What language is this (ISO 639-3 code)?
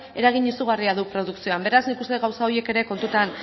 eus